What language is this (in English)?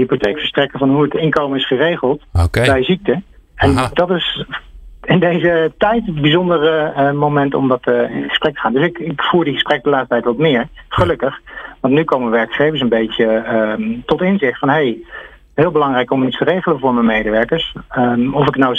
Dutch